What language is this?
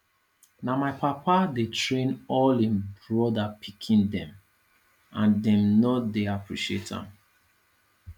Nigerian Pidgin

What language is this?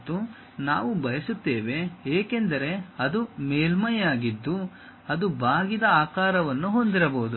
Kannada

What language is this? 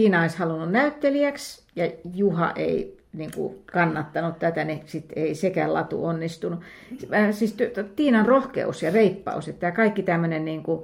Finnish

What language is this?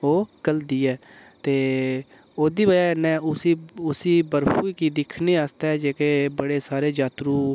Dogri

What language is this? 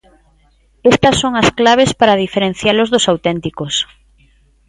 Galician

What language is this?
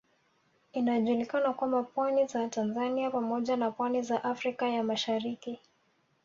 Swahili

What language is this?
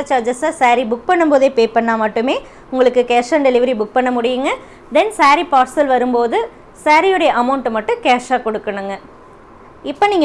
Tamil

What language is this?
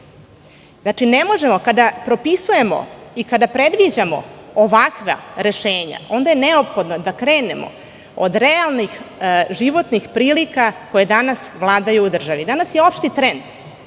Serbian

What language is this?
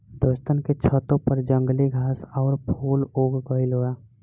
Bhojpuri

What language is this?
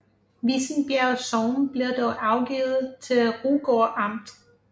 Danish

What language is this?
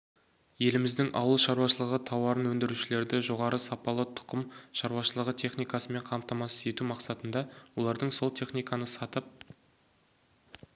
Kazakh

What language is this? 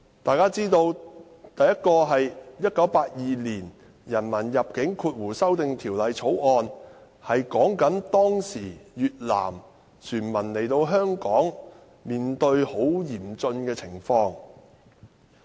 Cantonese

